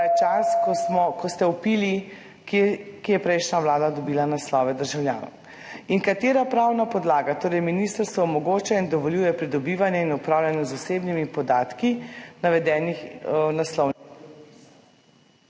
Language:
Slovenian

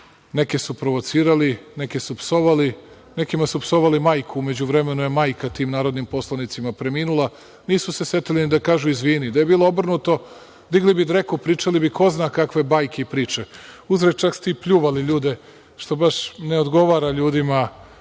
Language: Serbian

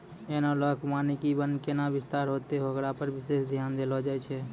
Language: Maithili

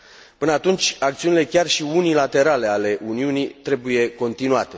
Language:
Romanian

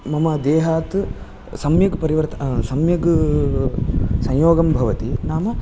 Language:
Sanskrit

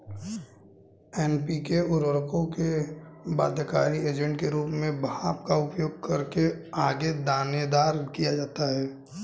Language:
Hindi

